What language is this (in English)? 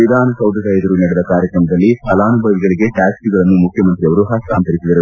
Kannada